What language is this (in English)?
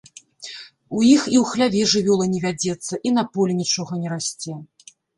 Belarusian